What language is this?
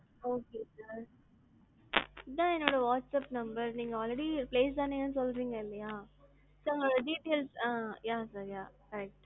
Tamil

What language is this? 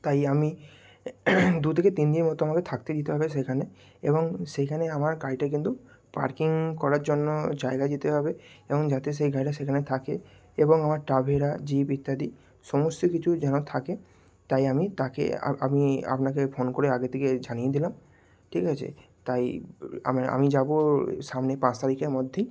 Bangla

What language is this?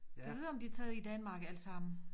Danish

